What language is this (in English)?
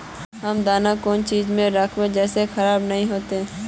Magahi